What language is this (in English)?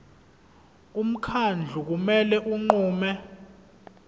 Zulu